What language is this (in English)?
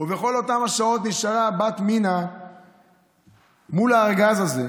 Hebrew